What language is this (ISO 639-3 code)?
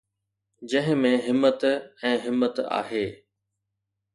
snd